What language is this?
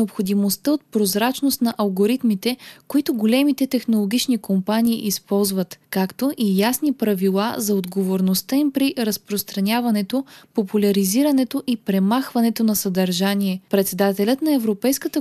Bulgarian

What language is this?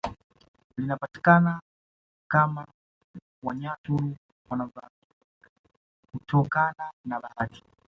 Swahili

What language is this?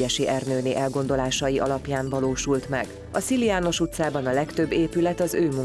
Hungarian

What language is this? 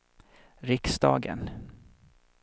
Swedish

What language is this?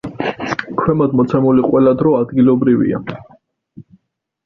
Georgian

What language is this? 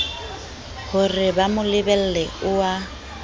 Southern Sotho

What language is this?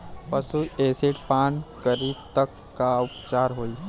Bhojpuri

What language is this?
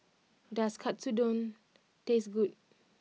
English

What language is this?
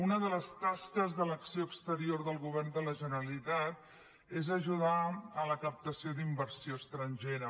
Catalan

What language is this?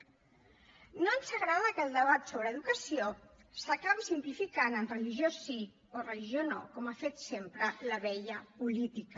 Catalan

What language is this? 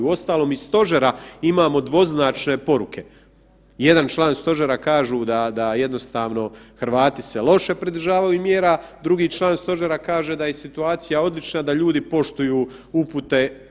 Croatian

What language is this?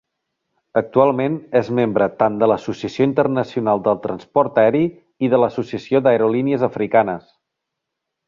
Catalan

